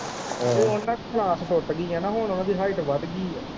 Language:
Punjabi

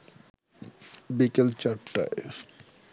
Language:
Bangla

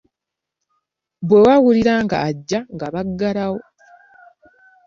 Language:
Ganda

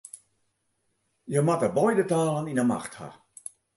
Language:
Western Frisian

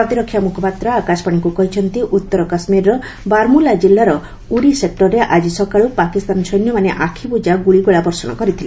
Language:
Odia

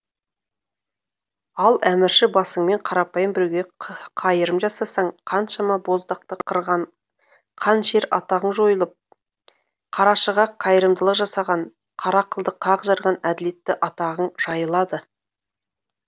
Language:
Kazakh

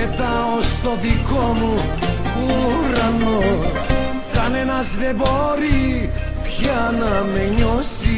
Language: Greek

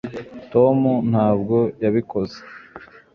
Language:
Kinyarwanda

